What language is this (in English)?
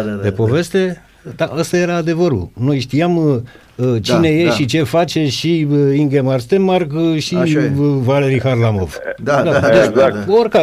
Romanian